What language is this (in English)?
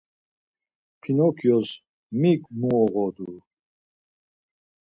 Laz